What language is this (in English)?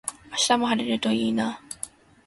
Japanese